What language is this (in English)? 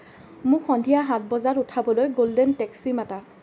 Assamese